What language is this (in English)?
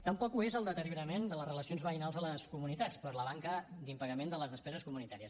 Catalan